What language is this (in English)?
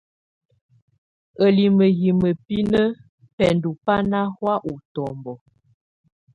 Tunen